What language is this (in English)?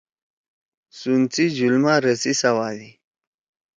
Torwali